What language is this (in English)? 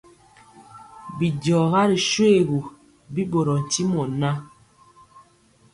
Mpiemo